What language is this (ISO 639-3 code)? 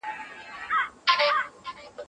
pus